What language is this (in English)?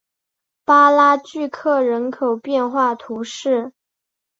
Chinese